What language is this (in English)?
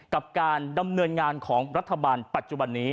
Thai